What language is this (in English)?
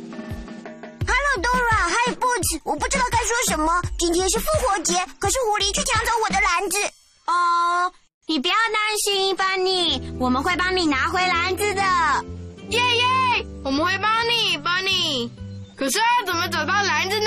Chinese